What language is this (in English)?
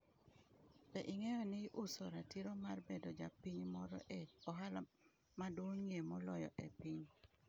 Luo (Kenya and Tanzania)